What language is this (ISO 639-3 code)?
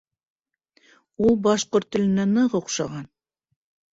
bak